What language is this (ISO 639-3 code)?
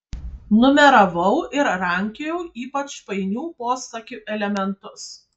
lit